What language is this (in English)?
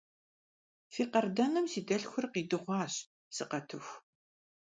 Kabardian